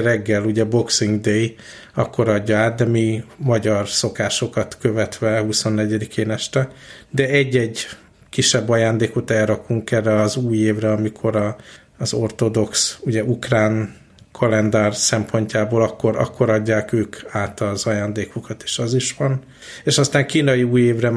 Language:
Hungarian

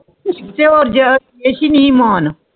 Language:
Punjabi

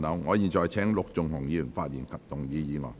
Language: Cantonese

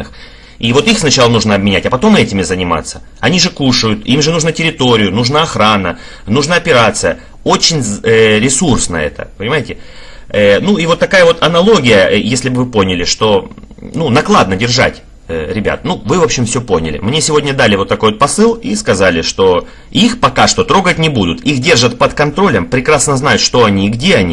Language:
Russian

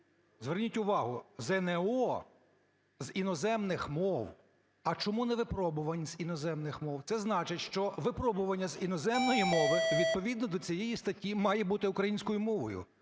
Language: Ukrainian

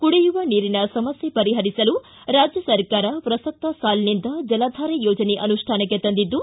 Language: Kannada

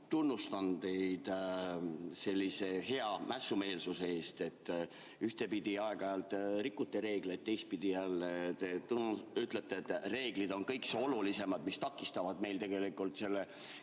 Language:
Estonian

